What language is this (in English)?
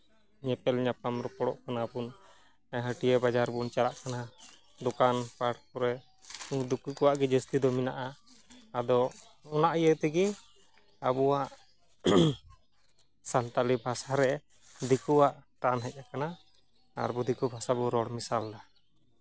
Santali